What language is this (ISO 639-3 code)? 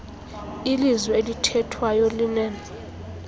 xho